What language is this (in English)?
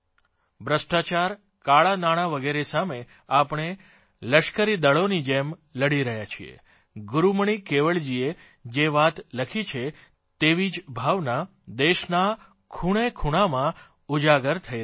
Gujarati